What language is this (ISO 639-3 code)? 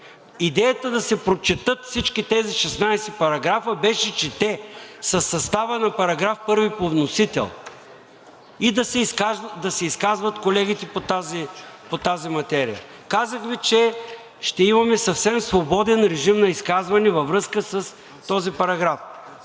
bul